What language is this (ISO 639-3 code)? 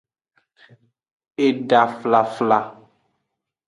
ajg